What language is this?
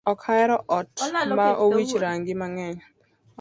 Luo (Kenya and Tanzania)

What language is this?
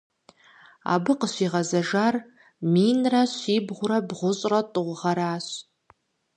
Kabardian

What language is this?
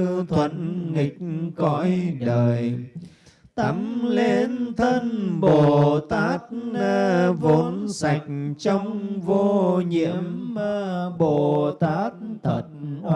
Vietnamese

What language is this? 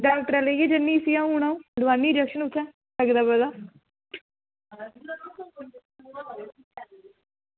Dogri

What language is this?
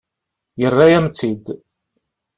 Kabyle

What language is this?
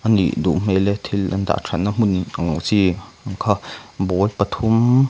Mizo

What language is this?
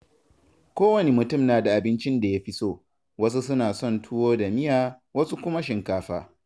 Hausa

